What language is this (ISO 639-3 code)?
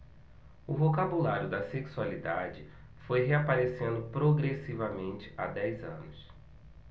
por